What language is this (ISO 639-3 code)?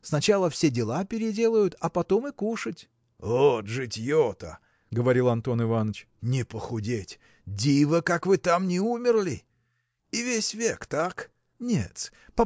rus